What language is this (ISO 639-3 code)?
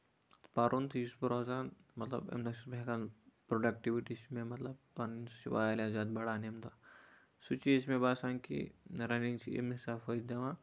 kas